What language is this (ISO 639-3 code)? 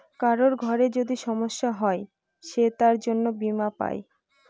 ben